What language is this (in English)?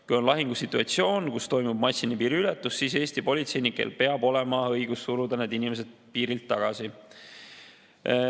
Estonian